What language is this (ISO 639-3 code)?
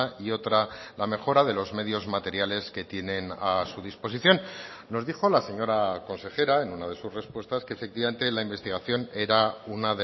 spa